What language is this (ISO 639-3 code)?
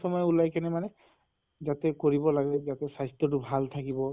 asm